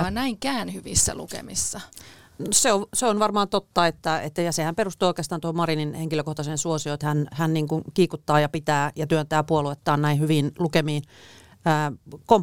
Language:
Finnish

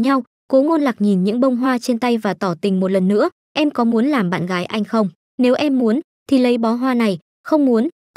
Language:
Vietnamese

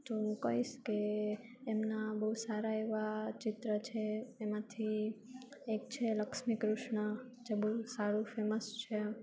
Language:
Gujarati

